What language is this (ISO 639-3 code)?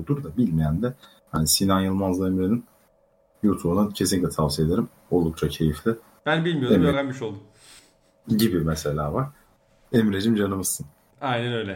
tur